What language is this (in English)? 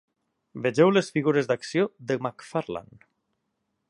Catalan